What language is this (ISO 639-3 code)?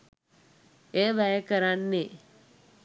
sin